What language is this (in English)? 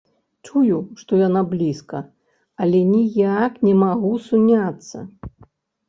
Belarusian